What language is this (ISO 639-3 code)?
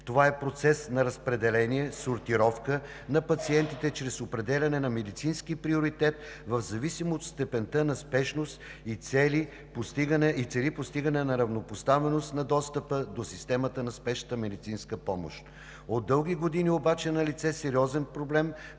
bul